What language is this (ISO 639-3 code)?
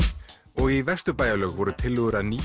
isl